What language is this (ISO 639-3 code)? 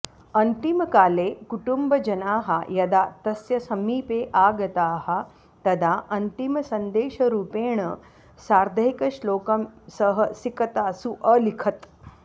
san